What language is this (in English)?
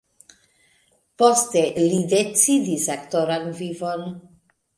Esperanto